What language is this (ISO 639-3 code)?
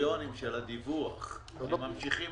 heb